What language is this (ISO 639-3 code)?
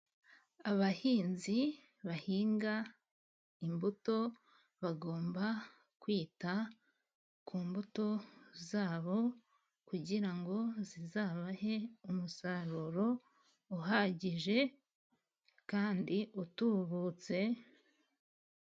kin